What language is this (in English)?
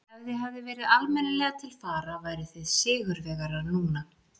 Icelandic